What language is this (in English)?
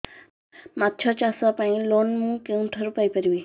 Odia